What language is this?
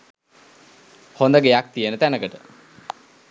Sinhala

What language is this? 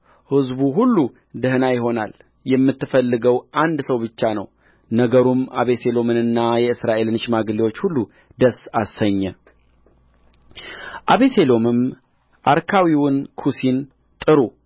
Amharic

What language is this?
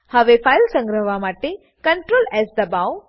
Gujarati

